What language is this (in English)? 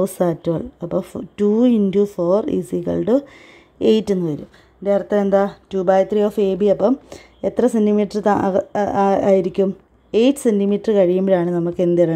Malayalam